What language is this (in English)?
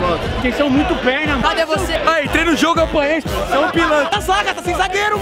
Portuguese